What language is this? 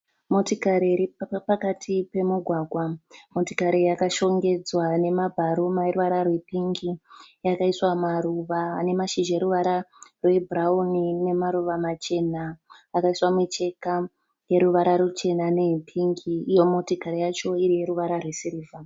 Shona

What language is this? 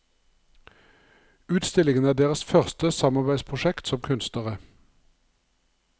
Norwegian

